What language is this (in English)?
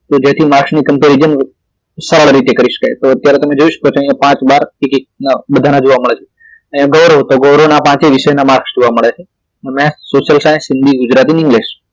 Gujarati